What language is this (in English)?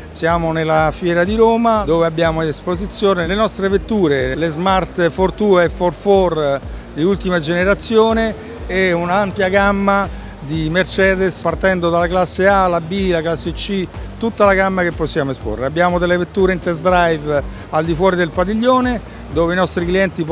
Italian